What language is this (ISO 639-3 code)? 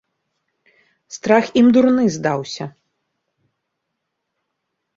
bel